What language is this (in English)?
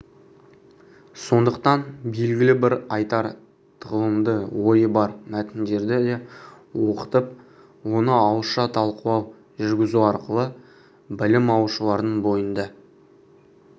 Kazakh